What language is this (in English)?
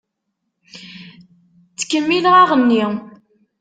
Kabyle